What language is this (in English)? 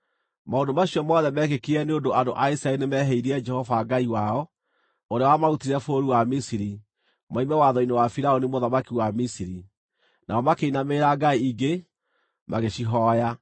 Kikuyu